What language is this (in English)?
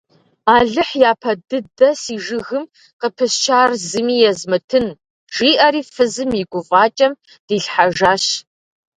Kabardian